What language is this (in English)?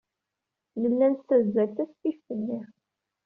Kabyle